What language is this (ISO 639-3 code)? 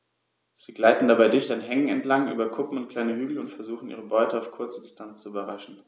deu